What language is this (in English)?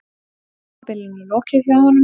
Icelandic